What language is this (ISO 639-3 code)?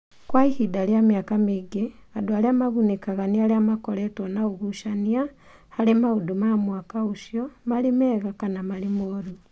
kik